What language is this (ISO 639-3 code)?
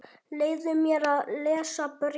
isl